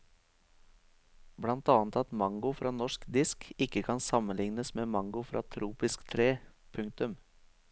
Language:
Norwegian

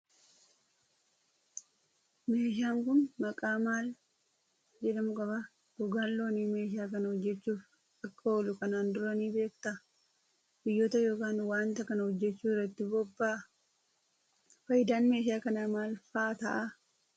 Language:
Oromo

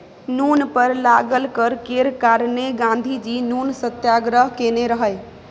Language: Maithili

